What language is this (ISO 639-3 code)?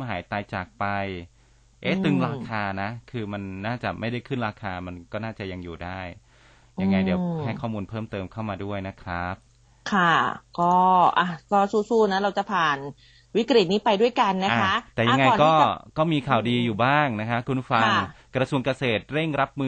tha